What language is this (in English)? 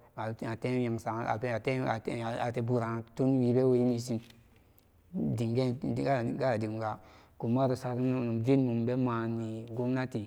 Samba Daka